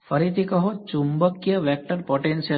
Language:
Gujarati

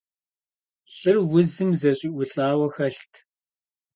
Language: Kabardian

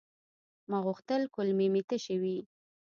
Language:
Pashto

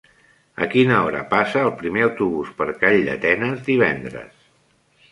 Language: Catalan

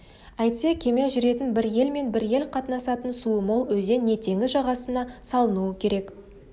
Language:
Kazakh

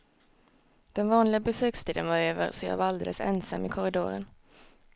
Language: Swedish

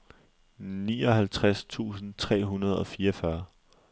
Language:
Danish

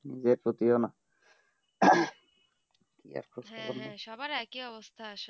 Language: Bangla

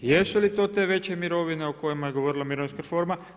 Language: Croatian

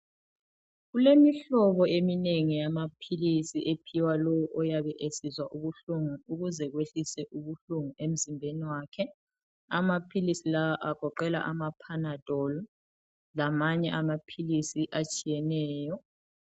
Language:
North Ndebele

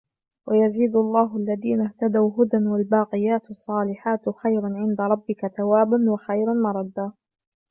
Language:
Arabic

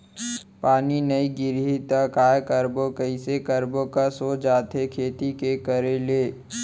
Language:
Chhattisgarhi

